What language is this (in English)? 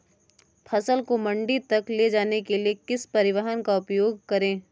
Hindi